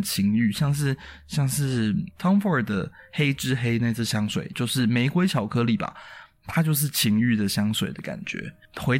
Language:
Chinese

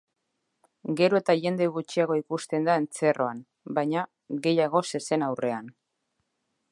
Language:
Basque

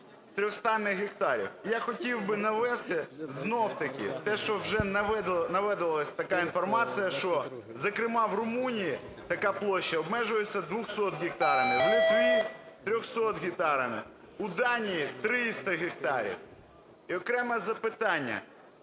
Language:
Ukrainian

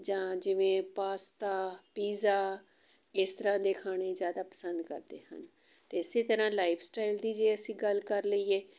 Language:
Punjabi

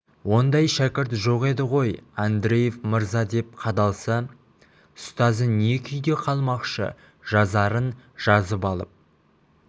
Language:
Kazakh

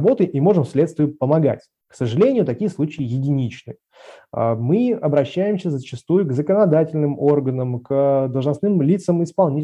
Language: Russian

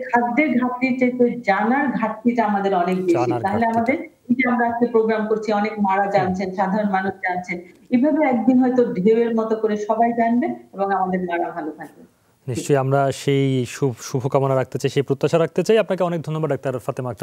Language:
Bangla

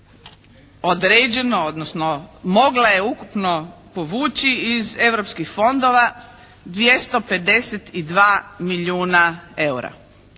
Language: Croatian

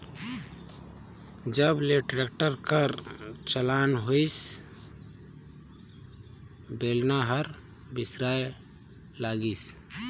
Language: Chhattisgarhi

